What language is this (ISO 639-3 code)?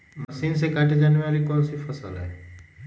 mag